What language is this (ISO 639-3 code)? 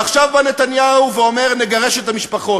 heb